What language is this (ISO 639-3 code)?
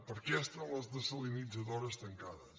cat